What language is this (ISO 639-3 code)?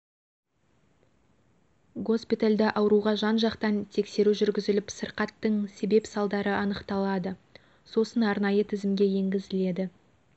kaz